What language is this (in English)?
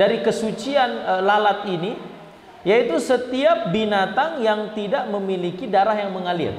Indonesian